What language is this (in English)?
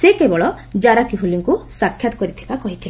Odia